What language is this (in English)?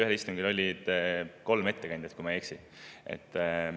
Estonian